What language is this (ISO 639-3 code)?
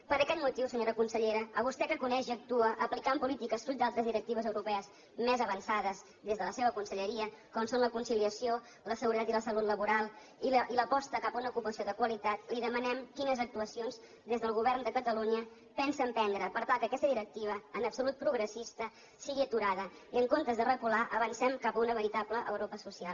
cat